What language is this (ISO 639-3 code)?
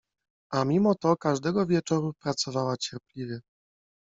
pol